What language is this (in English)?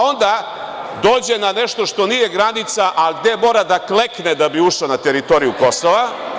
Serbian